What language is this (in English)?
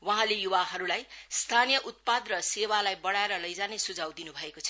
Nepali